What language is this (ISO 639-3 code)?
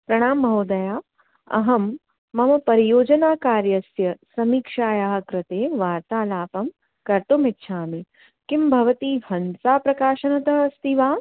san